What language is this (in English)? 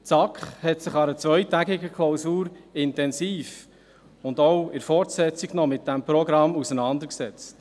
Swiss German